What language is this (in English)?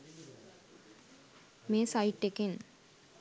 Sinhala